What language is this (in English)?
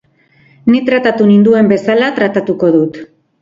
Basque